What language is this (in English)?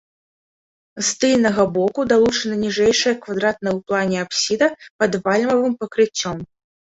Belarusian